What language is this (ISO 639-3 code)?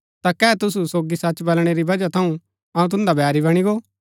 gbk